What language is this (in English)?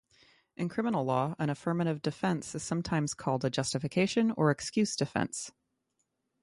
English